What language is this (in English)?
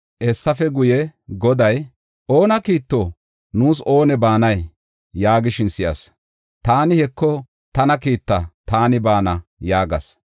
Gofa